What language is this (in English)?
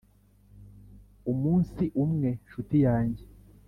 Kinyarwanda